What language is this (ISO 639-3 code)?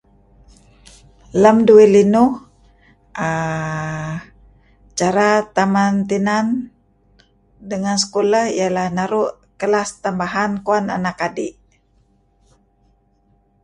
kzi